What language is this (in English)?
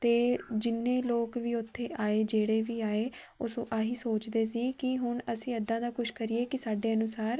Punjabi